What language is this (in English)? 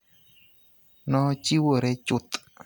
Luo (Kenya and Tanzania)